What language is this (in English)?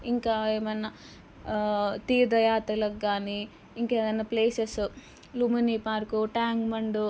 Telugu